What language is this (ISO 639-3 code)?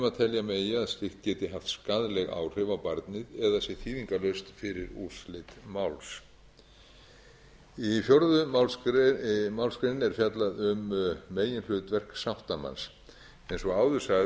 isl